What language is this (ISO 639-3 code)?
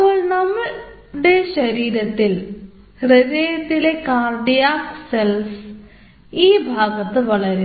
mal